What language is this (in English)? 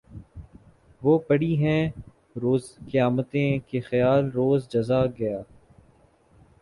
Urdu